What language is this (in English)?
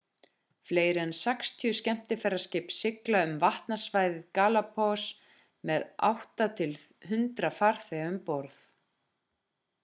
Icelandic